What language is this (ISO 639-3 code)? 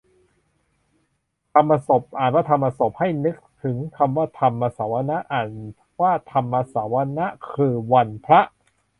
tha